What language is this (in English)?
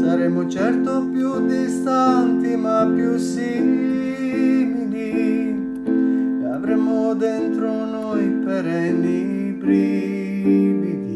Italian